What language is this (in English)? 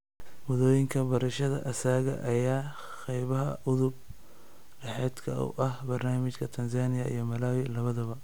Somali